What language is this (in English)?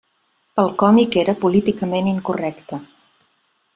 Catalan